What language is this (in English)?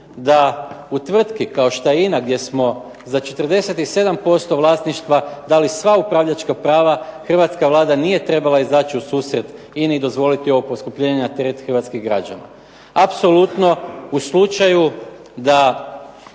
Croatian